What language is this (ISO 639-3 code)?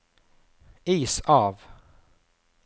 nor